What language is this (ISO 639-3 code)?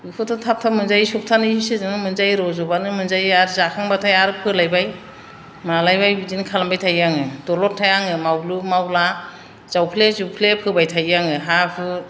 brx